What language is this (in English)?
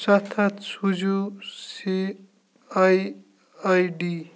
Kashmiri